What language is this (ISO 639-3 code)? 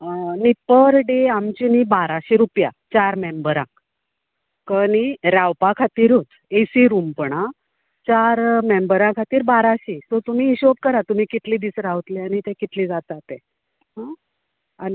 kok